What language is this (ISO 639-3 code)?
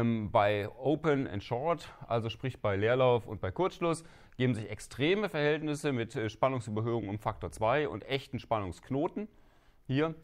deu